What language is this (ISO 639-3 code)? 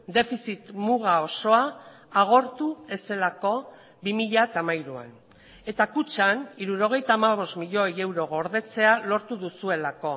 eus